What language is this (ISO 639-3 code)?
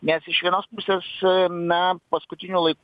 lit